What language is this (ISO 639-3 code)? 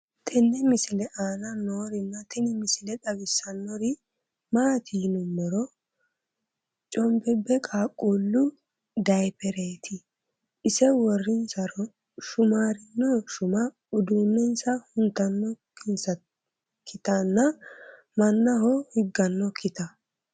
sid